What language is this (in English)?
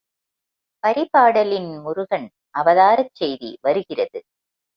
Tamil